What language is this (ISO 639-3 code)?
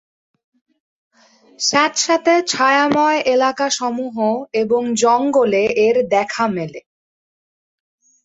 ben